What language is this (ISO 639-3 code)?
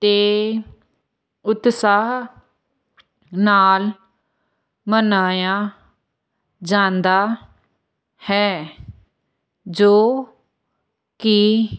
pan